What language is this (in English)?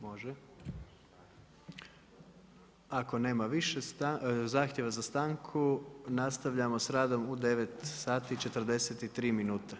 Croatian